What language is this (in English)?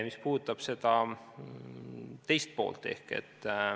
Estonian